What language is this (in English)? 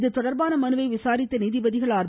Tamil